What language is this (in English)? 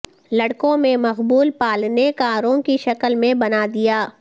Urdu